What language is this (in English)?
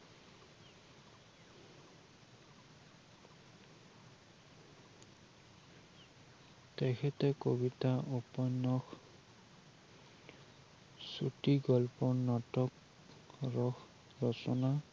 Assamese